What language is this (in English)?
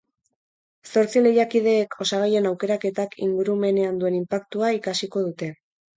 Basque